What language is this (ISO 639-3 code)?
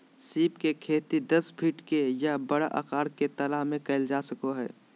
mag